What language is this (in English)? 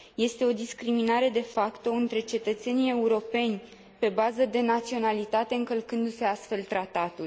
Romanian